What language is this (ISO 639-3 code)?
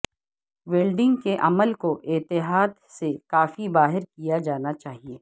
urd